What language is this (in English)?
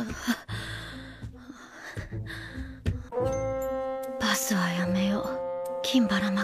Japanese